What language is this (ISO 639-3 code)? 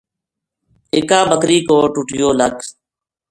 gju